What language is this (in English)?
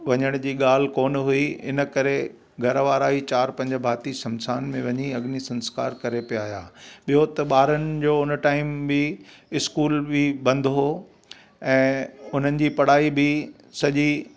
Sindhi